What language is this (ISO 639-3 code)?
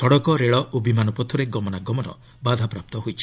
ori